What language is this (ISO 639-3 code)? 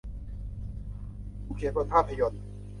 tha